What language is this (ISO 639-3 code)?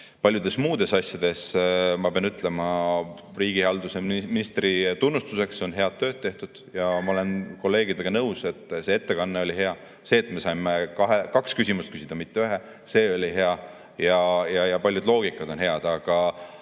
est